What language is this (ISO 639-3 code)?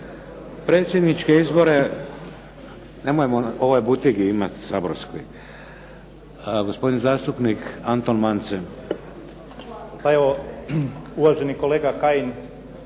hrv